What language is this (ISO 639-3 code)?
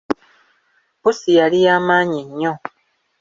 lug